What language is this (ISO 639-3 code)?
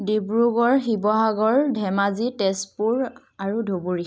asm